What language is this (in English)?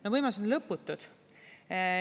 Estonian